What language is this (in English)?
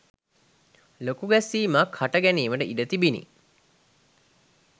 Sinhala